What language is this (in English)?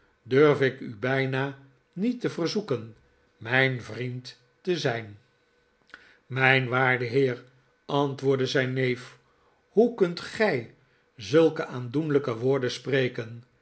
Dutch